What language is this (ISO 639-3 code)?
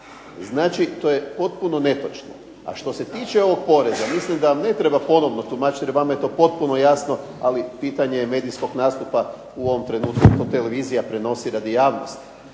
hrv